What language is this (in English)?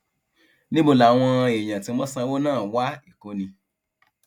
Yoruba